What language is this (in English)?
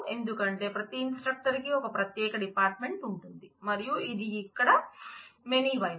Telugu